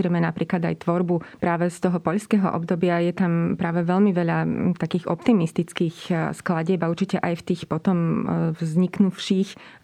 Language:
Slovak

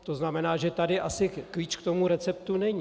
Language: Czech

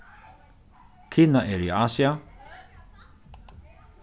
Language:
Faroese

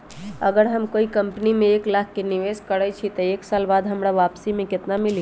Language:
Magahi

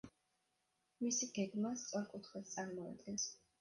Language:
Georgian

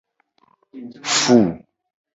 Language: Gen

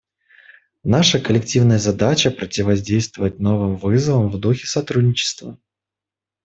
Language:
Russian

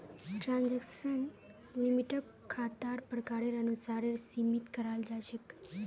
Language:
Magahi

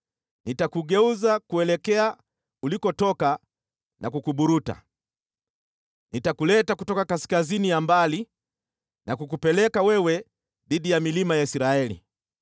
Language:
Swahili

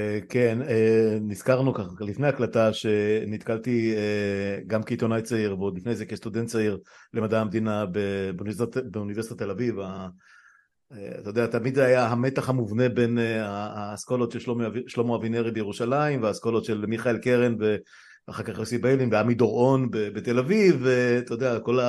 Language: Hebrew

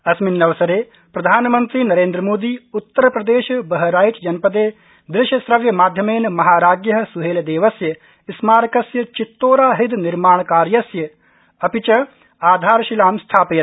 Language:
Sanskrit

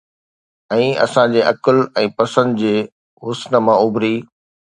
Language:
Sindhi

